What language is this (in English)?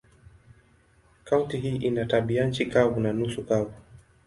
Swahili